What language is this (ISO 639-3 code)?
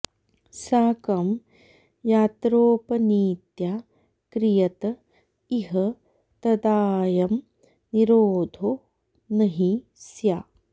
san